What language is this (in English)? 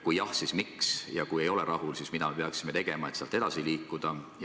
Estonian